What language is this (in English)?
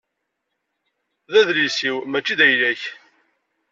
Kabyle